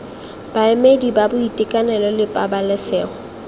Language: Tswana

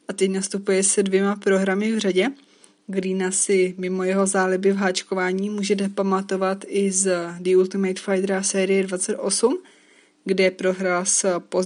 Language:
Czech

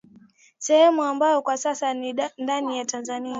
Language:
Swahili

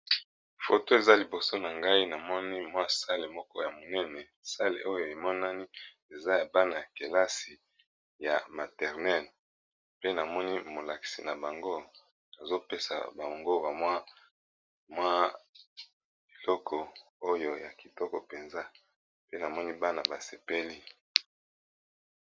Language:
Lingala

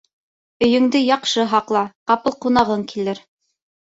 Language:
Bashkir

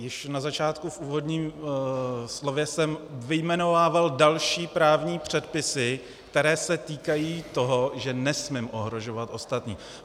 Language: Czech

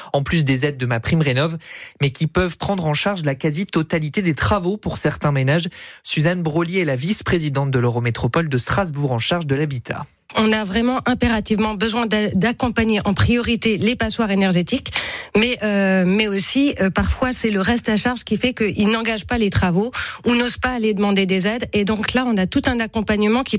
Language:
French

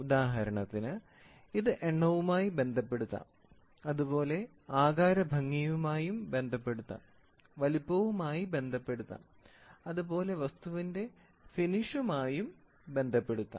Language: Malayalam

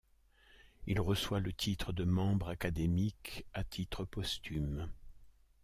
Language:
French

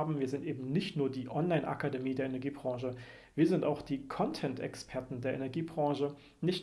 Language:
German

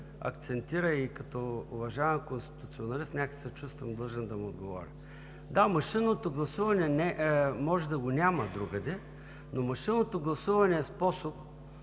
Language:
Bulgarian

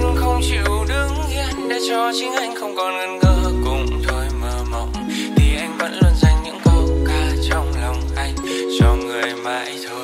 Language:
Vietnamese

